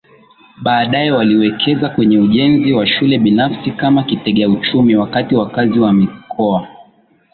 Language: Swahili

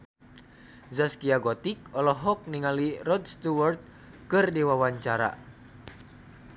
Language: Sundanese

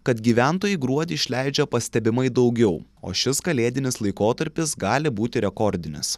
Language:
Lithuanian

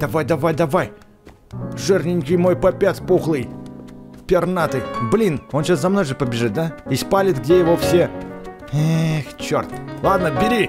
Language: Russian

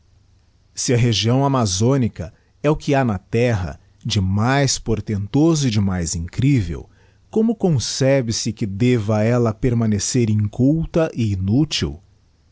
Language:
Portuguese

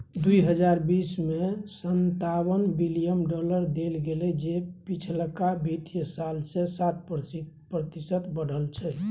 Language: Maithili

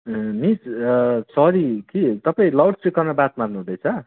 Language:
Nepali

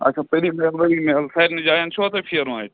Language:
Kashmiri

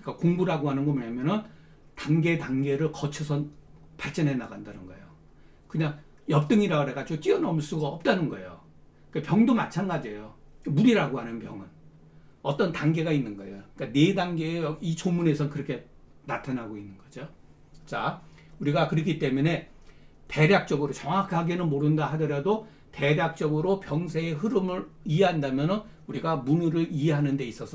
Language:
Korean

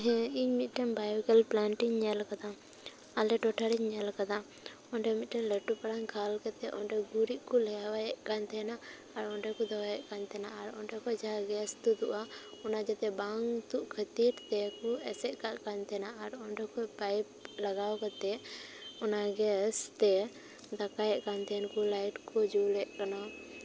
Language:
Santali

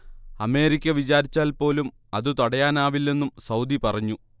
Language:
Malayalam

